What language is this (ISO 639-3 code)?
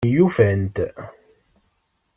kab